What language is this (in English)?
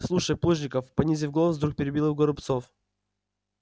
Russian